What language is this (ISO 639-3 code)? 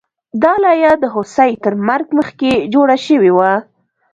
pus